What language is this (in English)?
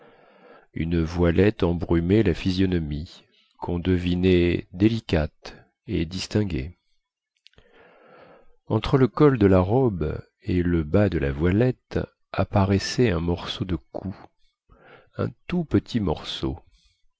French